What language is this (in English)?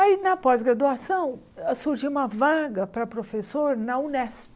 Portuguese